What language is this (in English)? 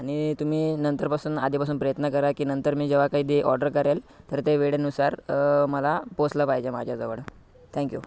Marathi